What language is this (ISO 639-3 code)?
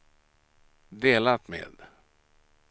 swe